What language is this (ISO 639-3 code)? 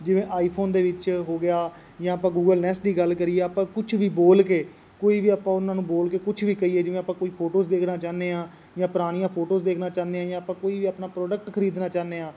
pan